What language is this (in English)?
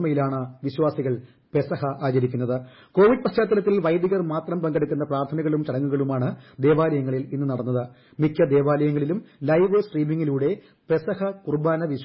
Malayalam